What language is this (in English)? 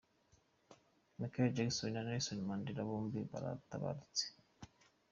Kinyarwanda